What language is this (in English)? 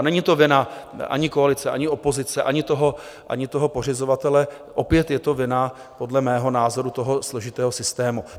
Czech